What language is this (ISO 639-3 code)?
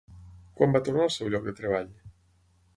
cat